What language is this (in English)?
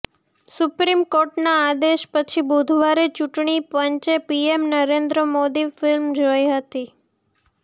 Gujarati